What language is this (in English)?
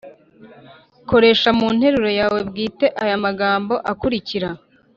Kinyarwanda